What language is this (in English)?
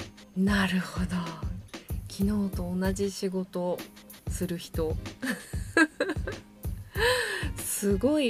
Japanese